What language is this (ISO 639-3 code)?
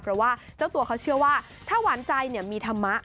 tha